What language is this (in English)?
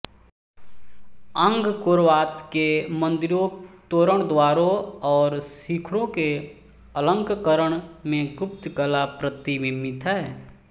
Hindi